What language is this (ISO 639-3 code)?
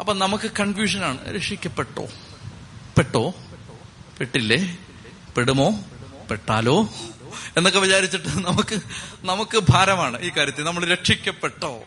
mal